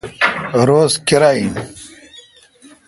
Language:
Kalkoti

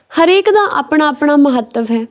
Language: Punjabi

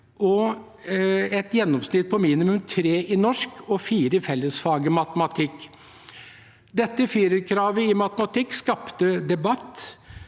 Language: Norwegian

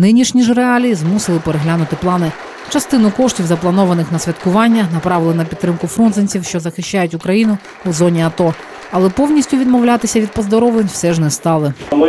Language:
Ukrainian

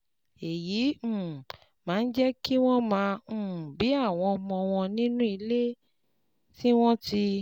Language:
Yoruba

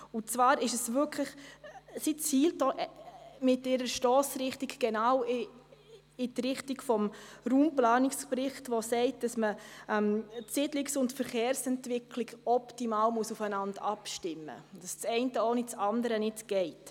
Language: Swiss German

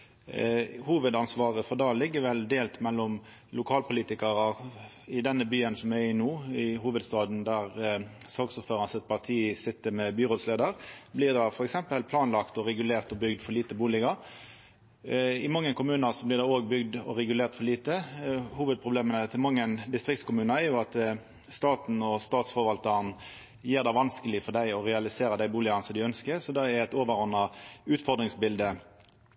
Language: Norwegian Nynorsk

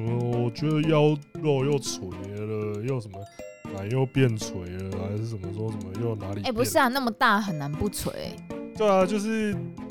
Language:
Chinese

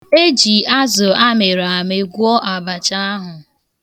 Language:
Igbo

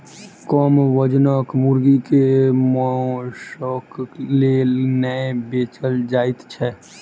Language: Maithili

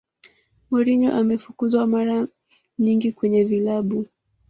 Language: Swahili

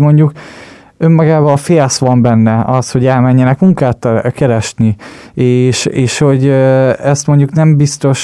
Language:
Hungarian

